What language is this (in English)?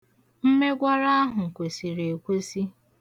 Igbo